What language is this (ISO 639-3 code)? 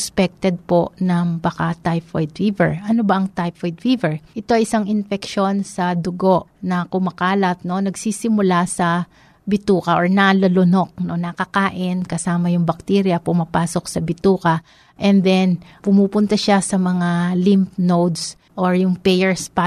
fil